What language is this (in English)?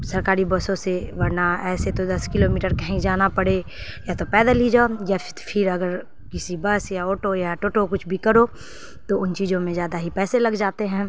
Urdu